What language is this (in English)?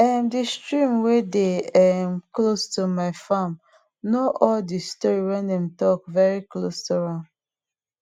Nigerian Pidgin